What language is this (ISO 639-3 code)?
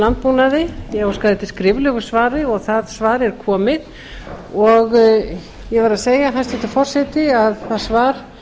isl